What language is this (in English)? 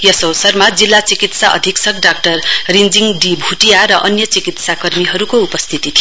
Nepali